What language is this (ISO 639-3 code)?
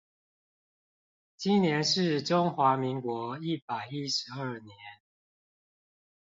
zho